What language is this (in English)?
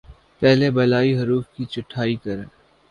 Urdu